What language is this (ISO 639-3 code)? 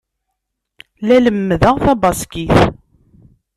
kab